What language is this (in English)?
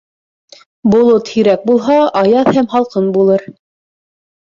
Bashkir